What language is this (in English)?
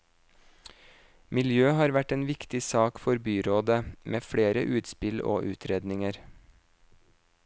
Norwegian